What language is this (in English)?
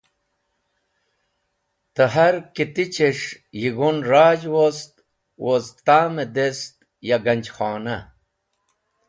Wakhi